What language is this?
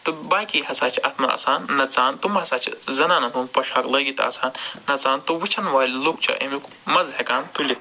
Kashmiri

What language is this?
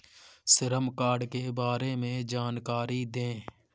Hindi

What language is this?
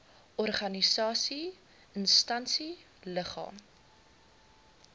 Afrikaans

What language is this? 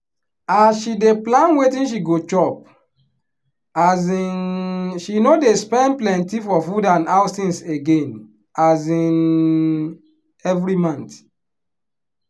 Nigerian Pidgin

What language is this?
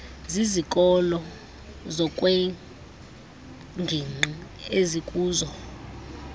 Xhosa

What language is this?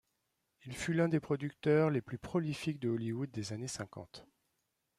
French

